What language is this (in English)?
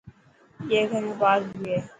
Dhatki